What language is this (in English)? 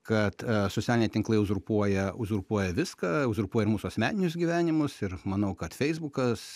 Lithuanian